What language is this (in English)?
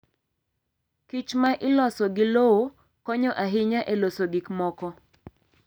Luo (Kenya and Tanzania)